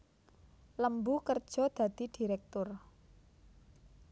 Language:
Javanese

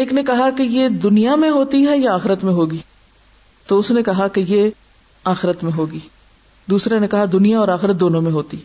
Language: Urdu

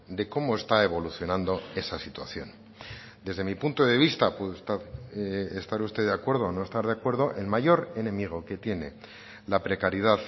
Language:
Spanish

